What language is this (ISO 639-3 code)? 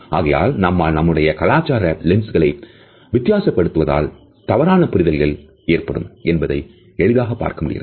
tam